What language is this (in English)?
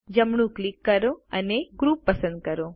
Gujarati